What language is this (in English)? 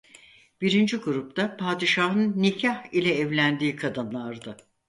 Turkish